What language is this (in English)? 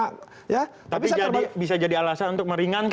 Indonesian